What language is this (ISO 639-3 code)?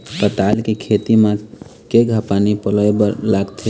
hne